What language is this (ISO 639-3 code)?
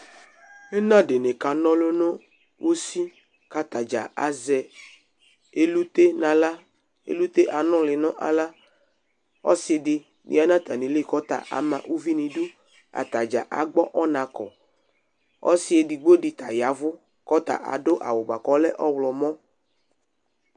kpo